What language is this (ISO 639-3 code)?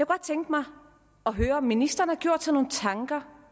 dan